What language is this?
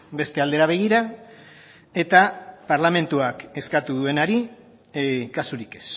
Basque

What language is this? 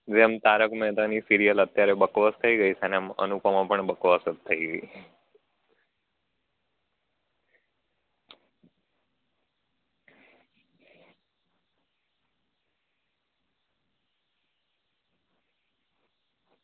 Gujarati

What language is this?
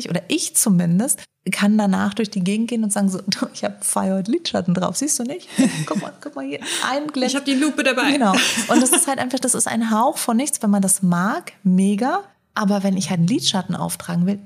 German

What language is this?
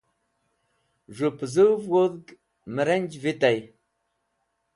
Wakhi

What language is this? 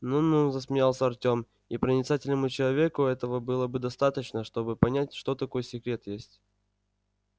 Russian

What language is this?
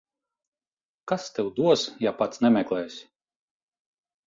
Latvian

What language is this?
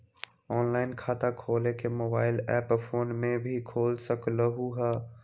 Magahi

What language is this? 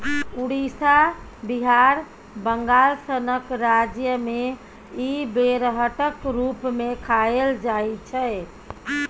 Maithili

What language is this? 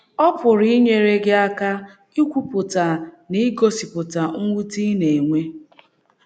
Igbo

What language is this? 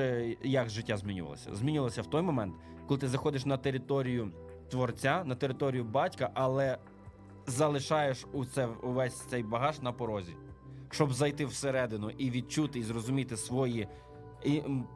Ukrainian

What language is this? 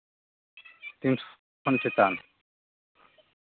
Santali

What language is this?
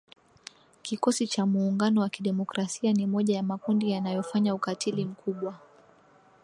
Swahili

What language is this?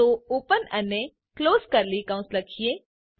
Gujarati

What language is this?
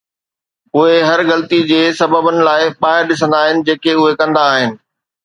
Sindhi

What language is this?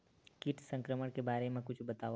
Chhattisgarhi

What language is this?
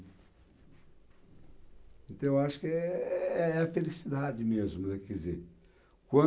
Portuguese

